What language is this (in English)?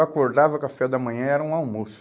Portuguese